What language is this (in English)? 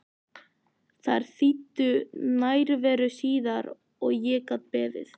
Icelandic